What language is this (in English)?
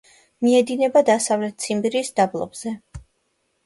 Georgian